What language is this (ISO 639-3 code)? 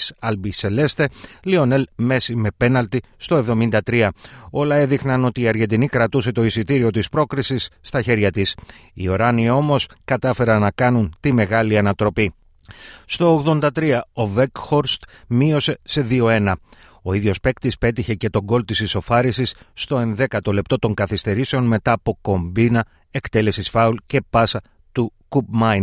ell